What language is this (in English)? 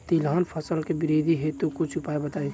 Bhojpuri